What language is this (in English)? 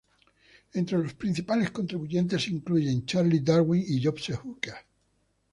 Spanish